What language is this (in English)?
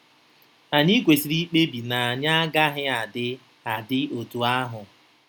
Igbo